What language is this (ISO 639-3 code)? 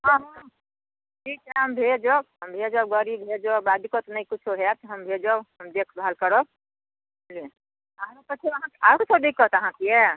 mai